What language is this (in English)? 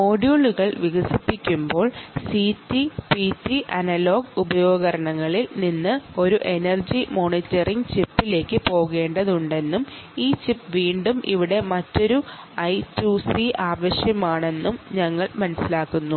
Malayalam